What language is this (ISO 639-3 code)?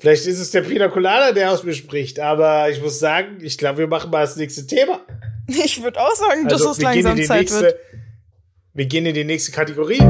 deu